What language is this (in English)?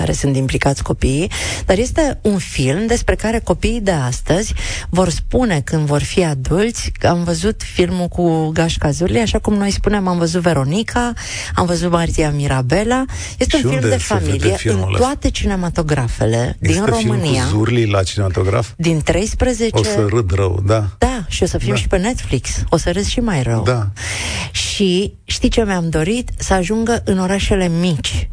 Romanian